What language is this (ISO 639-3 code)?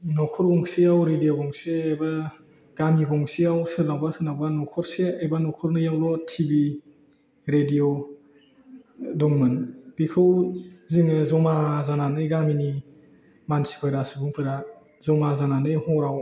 brx